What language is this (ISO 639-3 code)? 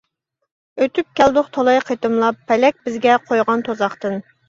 uig